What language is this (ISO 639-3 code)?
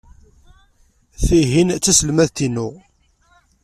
kab